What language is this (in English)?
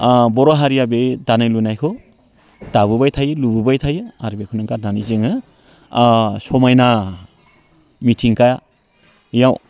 Bodo